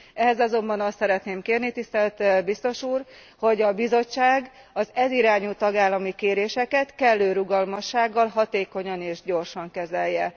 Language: Hungarian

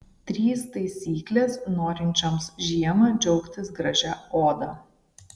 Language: Lithuanian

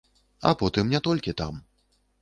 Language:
Belarusian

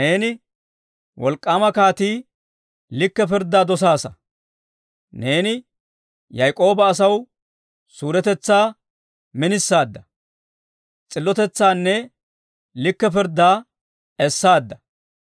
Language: Dawro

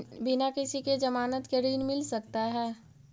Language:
Magahi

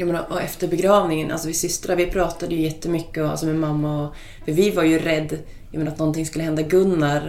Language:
Swedish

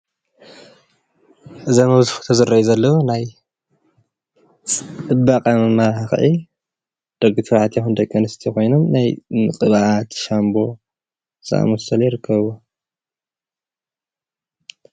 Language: Tigrinya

